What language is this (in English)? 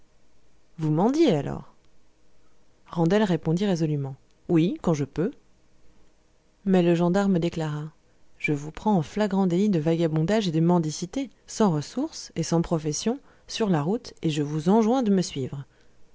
French